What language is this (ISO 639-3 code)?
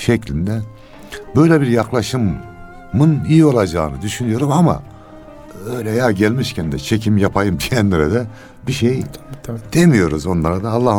tur